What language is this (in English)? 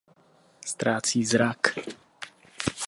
Czech